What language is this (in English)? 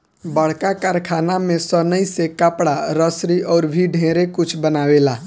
Bhojpuri